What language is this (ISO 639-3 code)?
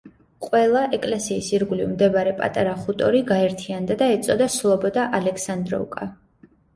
kat